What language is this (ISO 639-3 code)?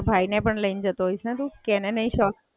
guj